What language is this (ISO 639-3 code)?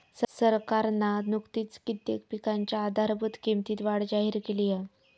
mar